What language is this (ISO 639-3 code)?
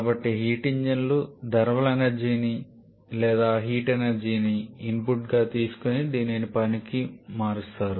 tel